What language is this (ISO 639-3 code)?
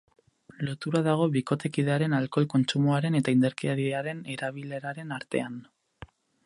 eus